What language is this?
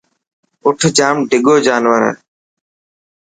Dhatki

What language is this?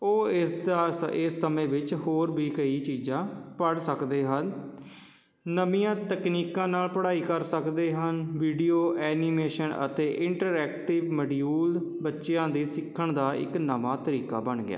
Punjabi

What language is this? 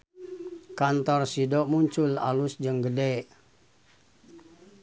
Sundanese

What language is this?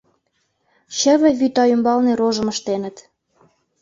Mari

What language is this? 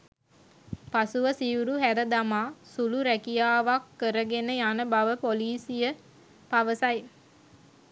Sinhala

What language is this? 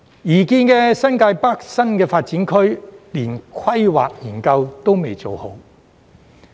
Cantonese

